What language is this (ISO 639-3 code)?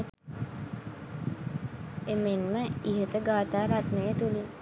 sin